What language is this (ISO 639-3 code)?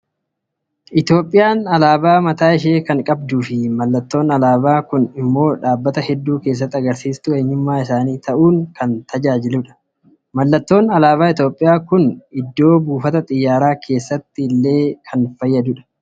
orm